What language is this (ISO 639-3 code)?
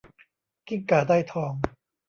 tha